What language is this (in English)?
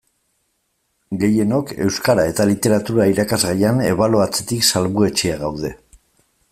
Basque